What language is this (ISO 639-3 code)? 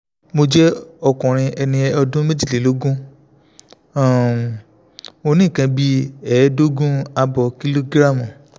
yor